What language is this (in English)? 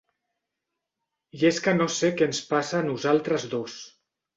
Catalan